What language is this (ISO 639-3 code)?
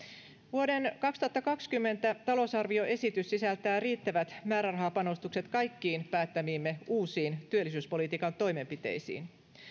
fin